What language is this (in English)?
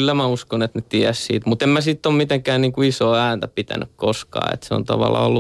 Finnish